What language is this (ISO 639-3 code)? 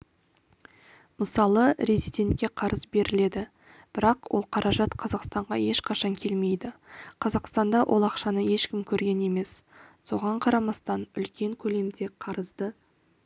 kaz